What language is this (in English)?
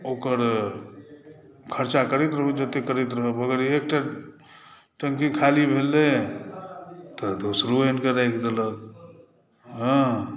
Maithili